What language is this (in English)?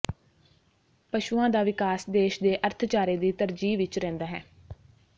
Punjabi